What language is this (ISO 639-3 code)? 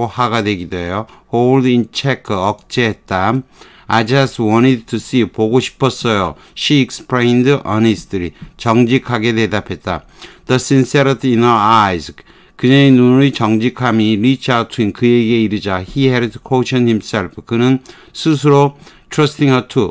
kor